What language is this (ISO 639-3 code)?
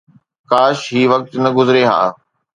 snd